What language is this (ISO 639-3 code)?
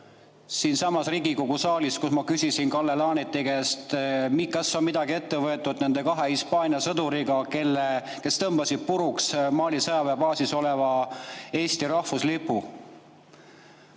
est